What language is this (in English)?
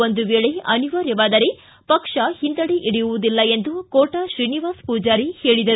Kannada